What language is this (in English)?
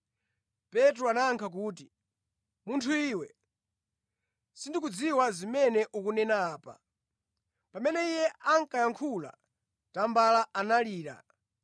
Nyanja